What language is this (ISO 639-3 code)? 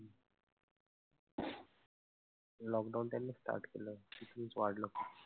mar